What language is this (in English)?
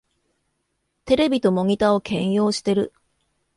Japanese